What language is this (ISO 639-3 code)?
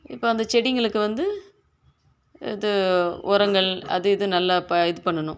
tam